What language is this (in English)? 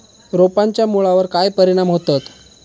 Marathi